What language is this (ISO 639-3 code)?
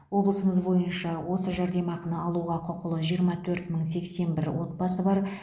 kaz